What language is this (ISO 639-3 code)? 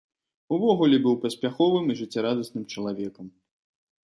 bel